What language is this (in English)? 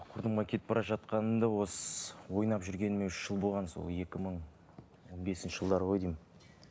Kazakh